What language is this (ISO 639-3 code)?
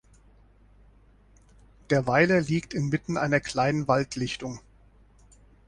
deu